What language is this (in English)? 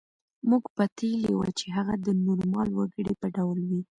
Pashto